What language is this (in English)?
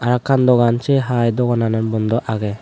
Chakma